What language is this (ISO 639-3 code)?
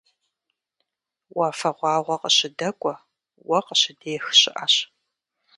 kbd